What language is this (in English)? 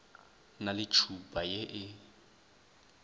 Northern Sotho